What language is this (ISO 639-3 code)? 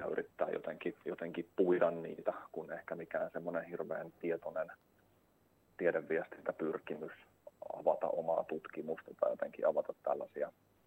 fin